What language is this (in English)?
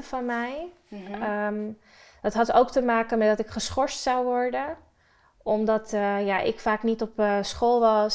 Dutch